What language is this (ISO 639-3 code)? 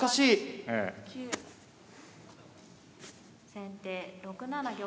jpn